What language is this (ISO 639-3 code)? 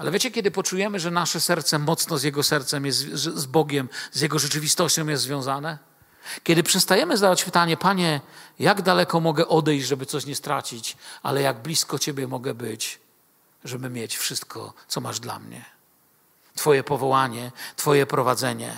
pol